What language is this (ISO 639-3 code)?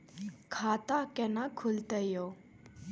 mai